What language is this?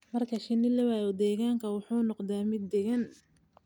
Somali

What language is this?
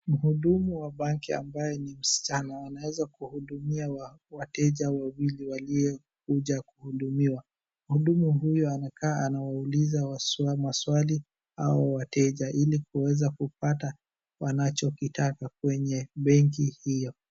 Swahili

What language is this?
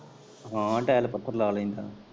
Punjabi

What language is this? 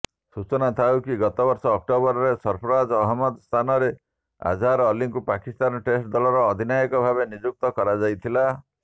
Odia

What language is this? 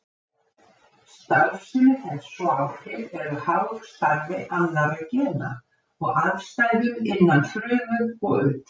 Icelandic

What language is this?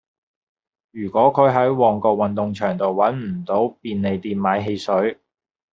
Cantonese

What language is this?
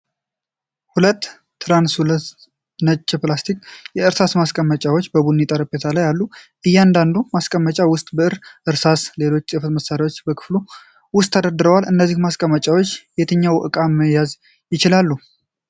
Amharic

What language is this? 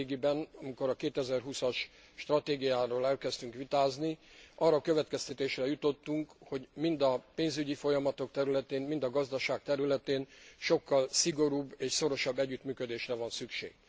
Hungarian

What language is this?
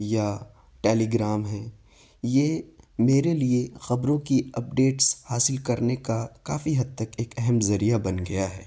Urdu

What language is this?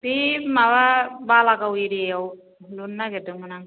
Bodo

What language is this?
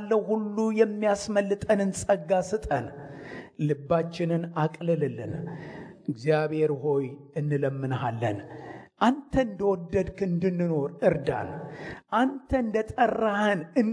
Amharic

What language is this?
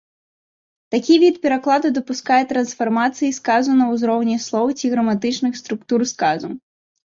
Belarusian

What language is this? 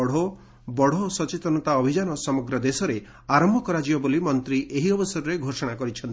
Odia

